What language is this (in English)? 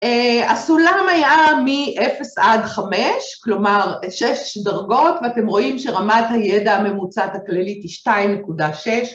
Hebrew